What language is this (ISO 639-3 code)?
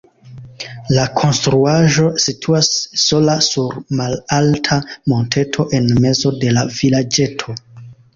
epo